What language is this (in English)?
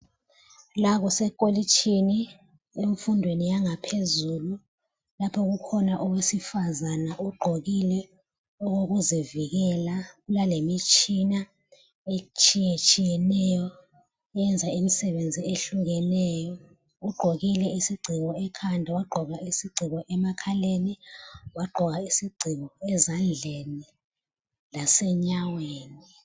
North Ndebele